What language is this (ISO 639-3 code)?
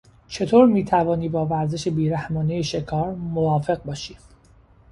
fas